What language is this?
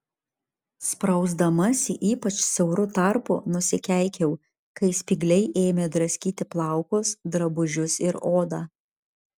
Lithuanian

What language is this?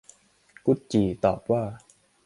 Thai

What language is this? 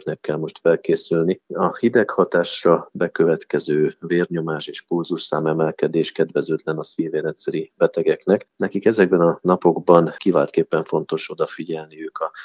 Hungarian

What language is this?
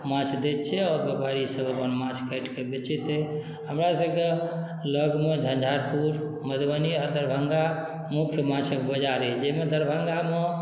Maithili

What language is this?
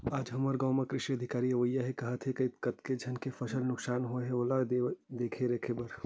Chhattisgarhi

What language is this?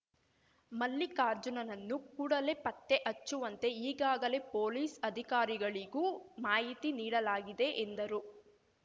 Kannada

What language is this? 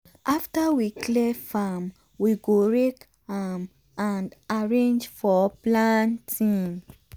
Nigerian Pidgin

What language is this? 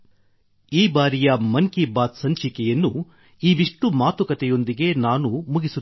Kannada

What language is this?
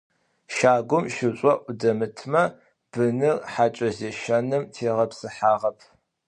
Adyghe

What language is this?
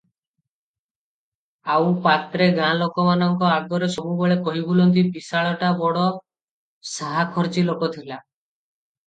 Odia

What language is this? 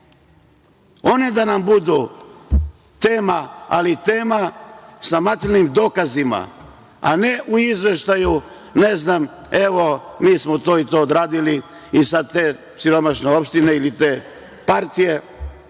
Serbian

